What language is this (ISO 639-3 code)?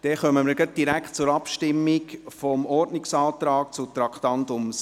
gsw